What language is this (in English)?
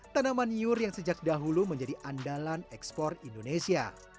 Indonesian